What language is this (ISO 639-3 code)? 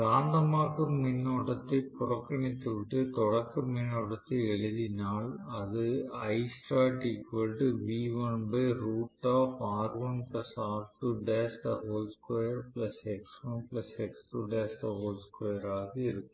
tam